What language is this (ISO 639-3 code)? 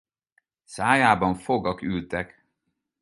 hun